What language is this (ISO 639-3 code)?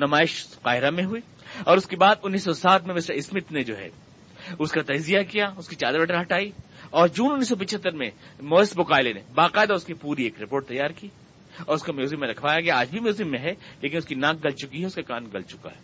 urd